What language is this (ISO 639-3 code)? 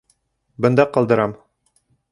bak